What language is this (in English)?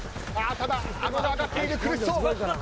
Japanese